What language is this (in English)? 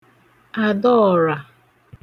Igbo